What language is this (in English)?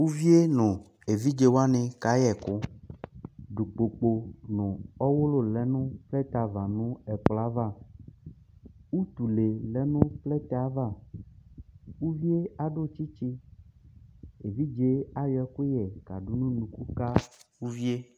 Ikposo